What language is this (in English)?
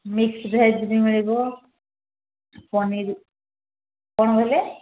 Odia